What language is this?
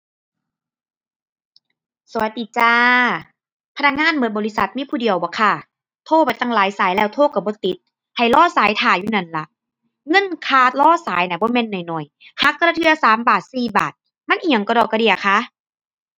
Thai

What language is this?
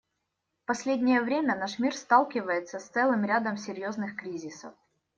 Russian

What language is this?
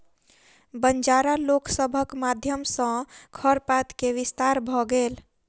Maithili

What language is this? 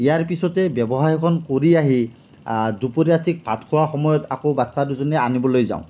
Assamese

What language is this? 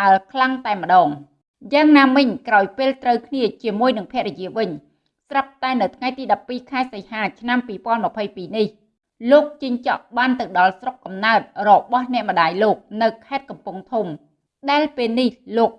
Vietnamese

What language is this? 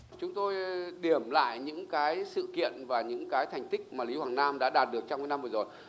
Vietnamese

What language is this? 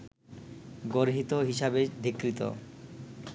Bangla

